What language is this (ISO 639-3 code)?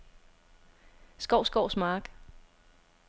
dan